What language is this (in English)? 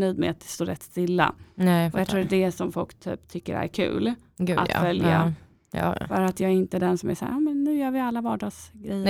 Swedish